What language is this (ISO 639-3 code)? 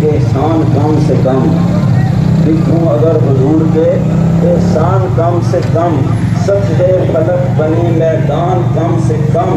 ara